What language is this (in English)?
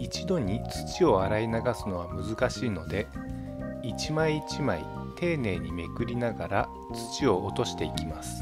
Japanese